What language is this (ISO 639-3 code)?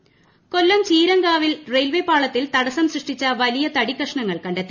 mal